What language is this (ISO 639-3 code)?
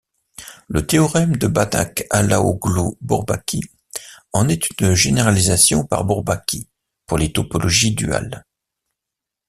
fra